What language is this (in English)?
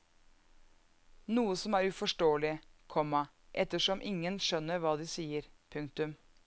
Norwegian